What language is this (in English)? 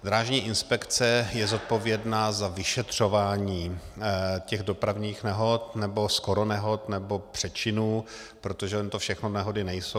Czech